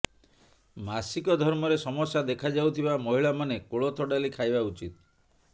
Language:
Odia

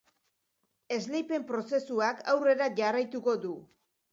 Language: Basque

